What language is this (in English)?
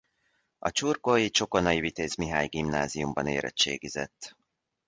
Hungarian